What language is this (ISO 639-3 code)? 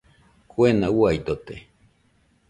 hux